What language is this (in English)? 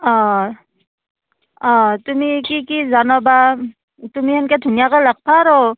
Assamese